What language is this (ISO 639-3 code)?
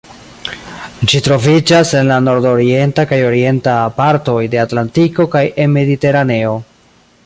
epo